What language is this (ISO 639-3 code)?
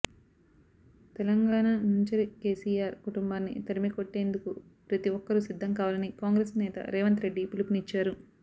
tel